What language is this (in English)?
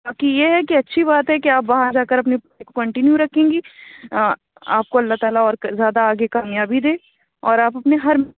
Urdu